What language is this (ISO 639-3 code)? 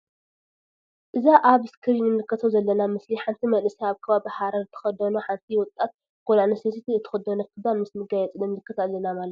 tir